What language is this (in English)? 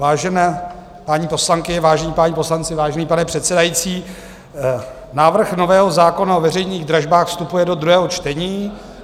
Czech